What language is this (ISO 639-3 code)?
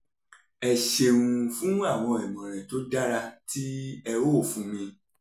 yor